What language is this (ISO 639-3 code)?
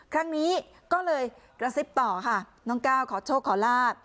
tha